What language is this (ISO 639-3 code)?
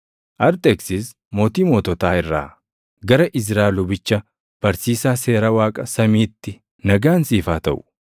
orm